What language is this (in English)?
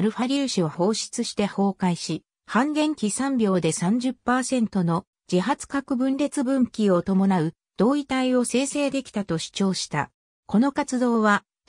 Japanese